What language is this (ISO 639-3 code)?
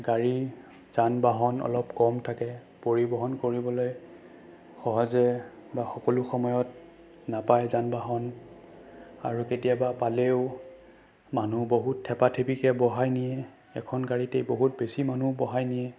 asm